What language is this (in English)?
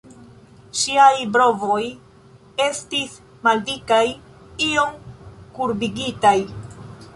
Esperanto